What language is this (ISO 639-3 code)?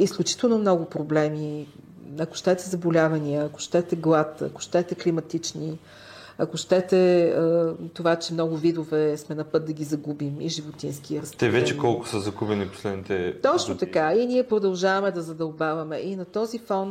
bul